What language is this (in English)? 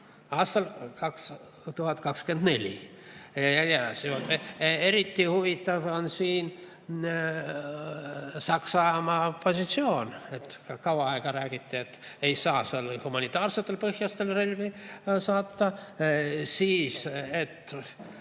Estonian